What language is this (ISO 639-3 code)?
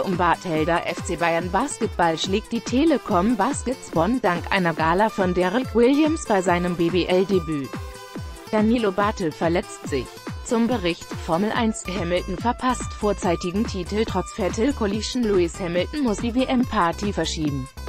deu